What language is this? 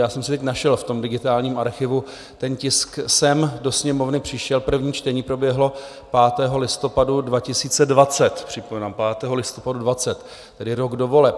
Czech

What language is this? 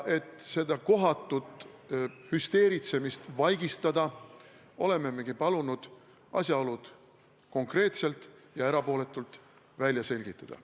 Estonian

